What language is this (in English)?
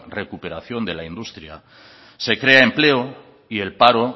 Spanish